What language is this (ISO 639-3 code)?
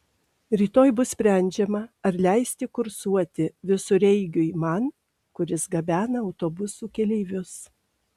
lit